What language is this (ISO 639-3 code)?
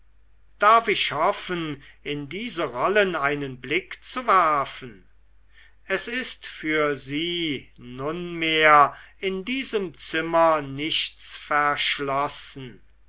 deu